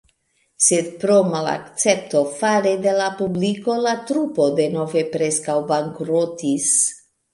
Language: Esperanto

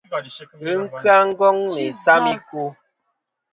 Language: Kom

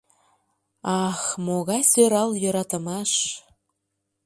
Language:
Mari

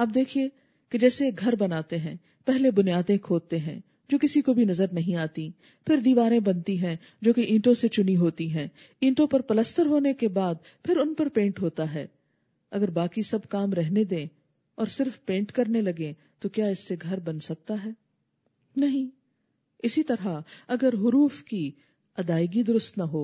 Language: Urdu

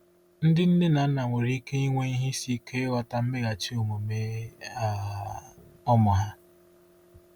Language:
Igbo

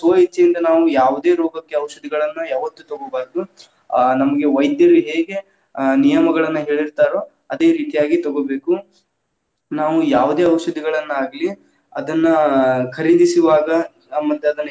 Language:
Kannada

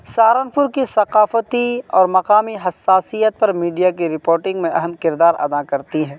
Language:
Urdu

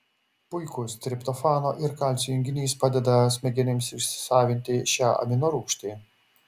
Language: Lithuanian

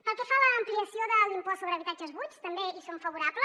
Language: Catalan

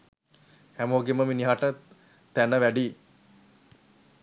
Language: Sinhala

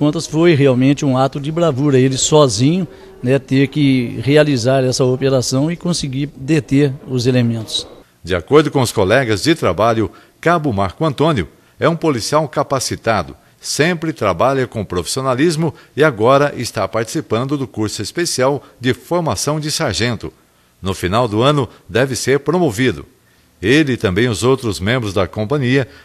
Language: Portuguese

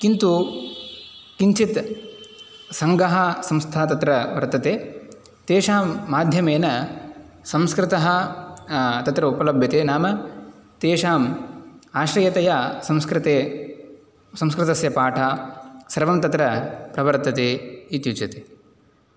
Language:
Sanskrit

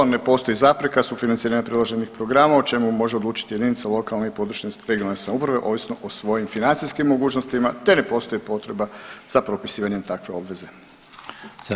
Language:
Croatian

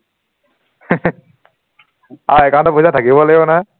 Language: Assamese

